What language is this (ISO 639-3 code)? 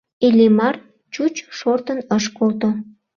chm